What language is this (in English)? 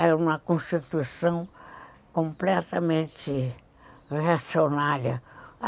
Portuguese